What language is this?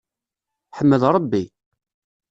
Kabyle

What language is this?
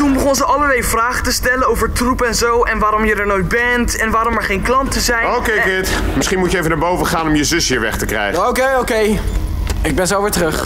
Dutch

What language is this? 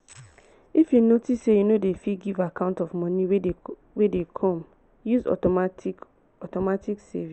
Nigerian Pidgin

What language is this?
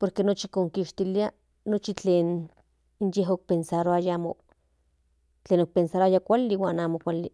Central Nahuatl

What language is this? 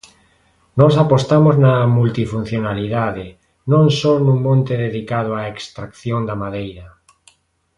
Galician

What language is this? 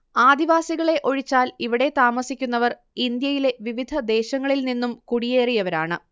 Malayalam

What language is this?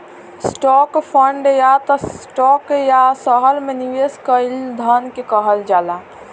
Bhojpuri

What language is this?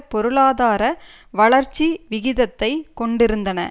Tamil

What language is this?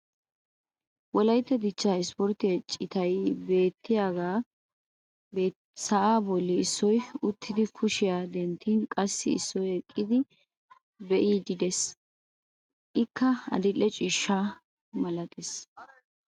Wolaytta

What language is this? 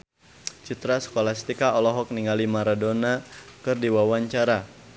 Sundanese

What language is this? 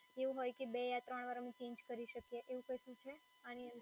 Gujarati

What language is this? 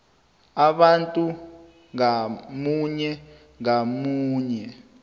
South Ndebele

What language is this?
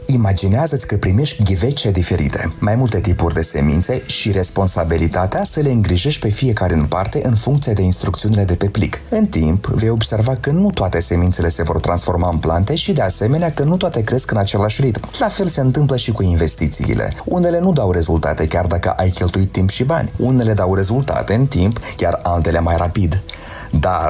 Romanian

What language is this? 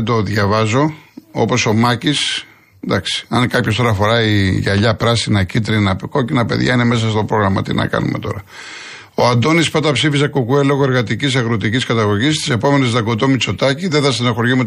Greek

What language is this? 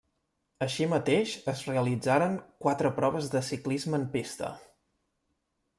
Catalan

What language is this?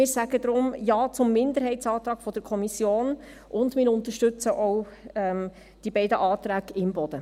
Swiss German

